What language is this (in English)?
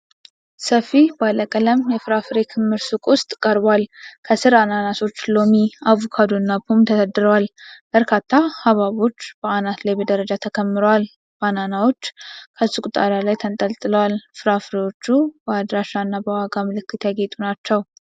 Amharic